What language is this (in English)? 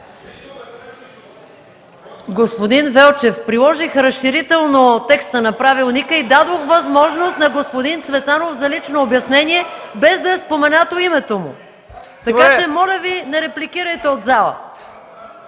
Bulgarian